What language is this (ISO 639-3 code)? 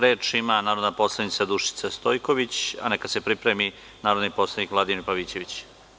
srp